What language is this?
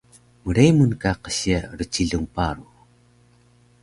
Taroko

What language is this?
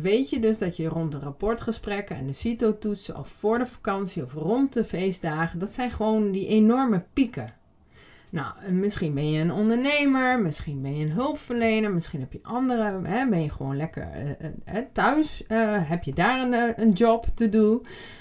Dutch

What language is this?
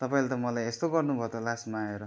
Nepali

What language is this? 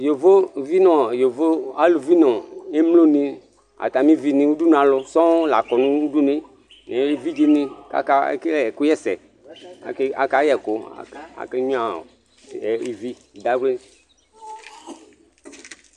Ikposo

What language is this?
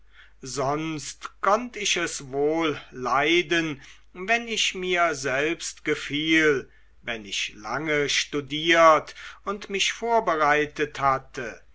German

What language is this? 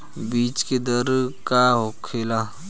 Bhojpuri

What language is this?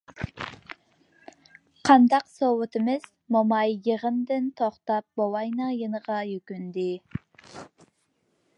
Uyghur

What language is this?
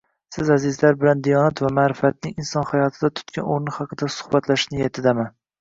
Uzbek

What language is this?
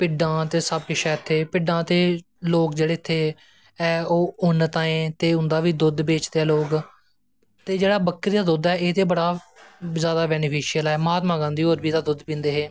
Dogri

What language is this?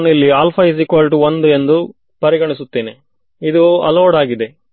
Kannada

